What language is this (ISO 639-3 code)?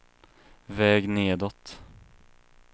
swe